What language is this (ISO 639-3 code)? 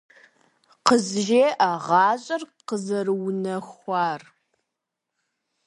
kbd